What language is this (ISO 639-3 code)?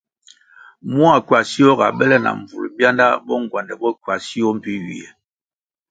nmg